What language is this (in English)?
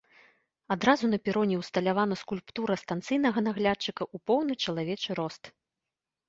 Belarusian